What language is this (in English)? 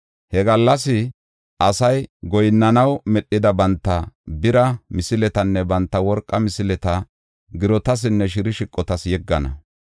Gofa